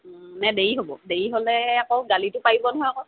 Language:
Assamese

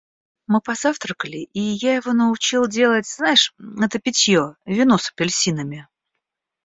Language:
Russian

